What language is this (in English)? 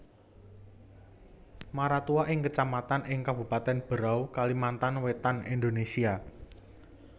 Javanese